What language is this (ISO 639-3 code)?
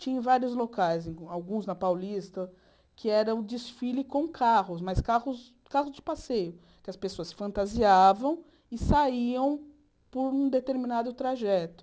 por